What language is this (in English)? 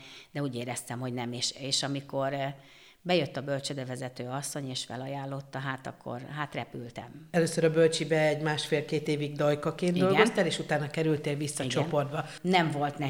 Hungarian